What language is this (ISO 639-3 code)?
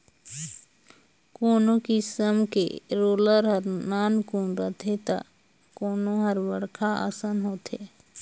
hne